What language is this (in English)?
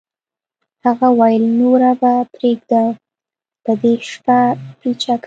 Pashto